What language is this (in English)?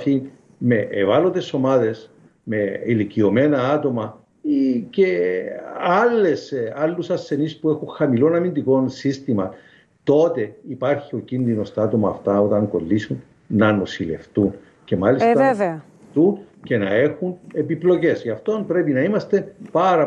Greek